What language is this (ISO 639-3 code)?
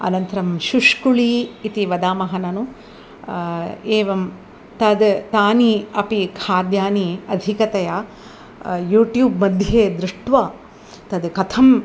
san